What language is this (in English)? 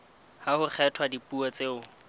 Southern Sotho